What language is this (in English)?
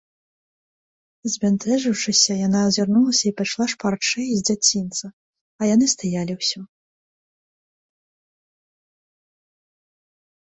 Belarusian